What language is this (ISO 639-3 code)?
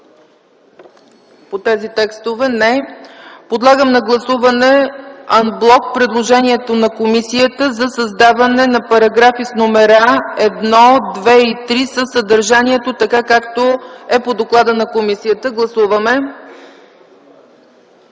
bul